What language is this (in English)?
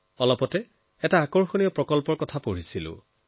Assamese